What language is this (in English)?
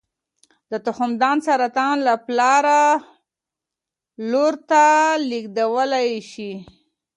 Pashto